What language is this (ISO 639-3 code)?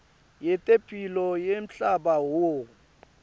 ssw